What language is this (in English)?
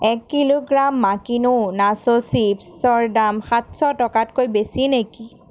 Assamese